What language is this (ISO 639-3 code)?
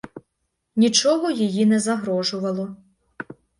ukr